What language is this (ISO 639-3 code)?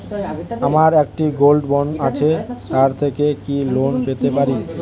ben